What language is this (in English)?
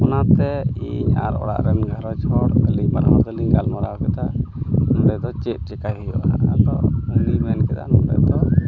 Santali